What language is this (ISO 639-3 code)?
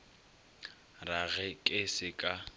nso